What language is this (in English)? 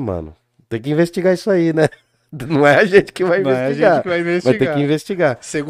Portuguese